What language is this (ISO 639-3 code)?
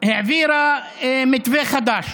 heb